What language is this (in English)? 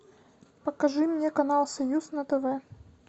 Russian